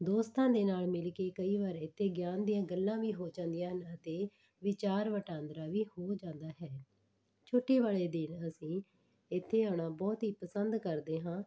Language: Punjabi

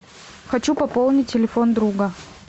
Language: Russian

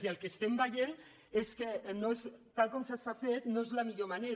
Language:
Catalan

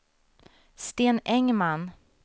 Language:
Swedish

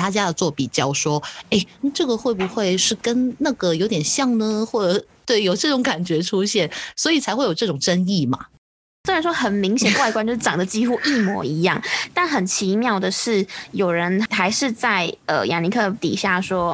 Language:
Chinese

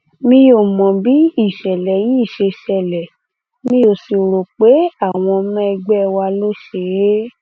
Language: Yoruba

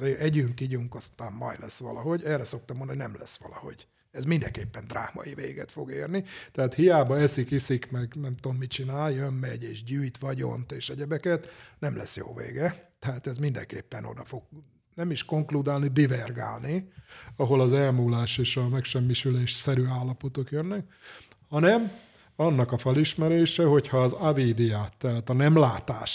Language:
Hungarian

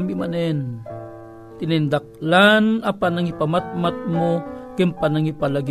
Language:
Filipino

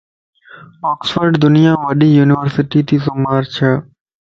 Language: Lasi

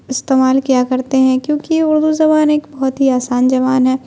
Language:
Urdu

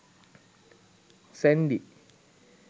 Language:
Sinhala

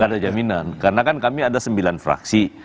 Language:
Indonesian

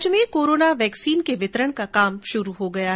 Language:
Hindi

